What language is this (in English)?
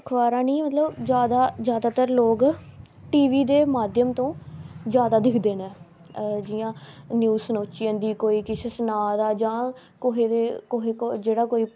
Dogri